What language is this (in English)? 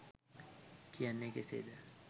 Sinhala